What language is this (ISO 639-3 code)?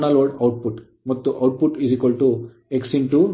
kan